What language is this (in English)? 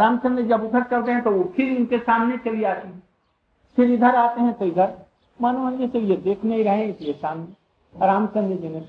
Hindi